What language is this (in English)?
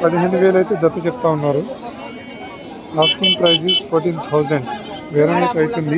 Hindi